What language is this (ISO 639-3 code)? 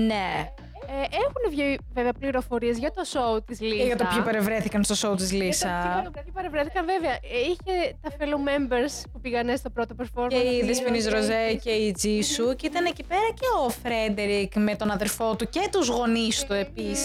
ell